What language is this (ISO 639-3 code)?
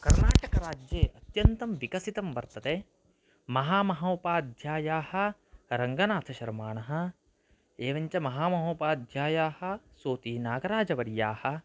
san